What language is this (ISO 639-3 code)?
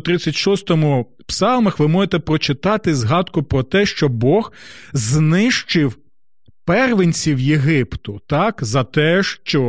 ukr